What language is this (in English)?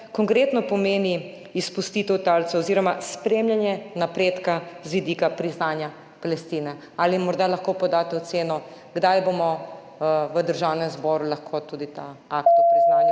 Slovenian